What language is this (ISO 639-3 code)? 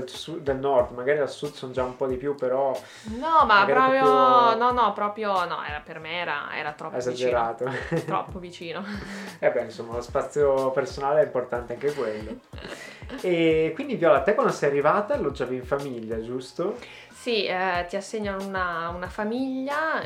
ita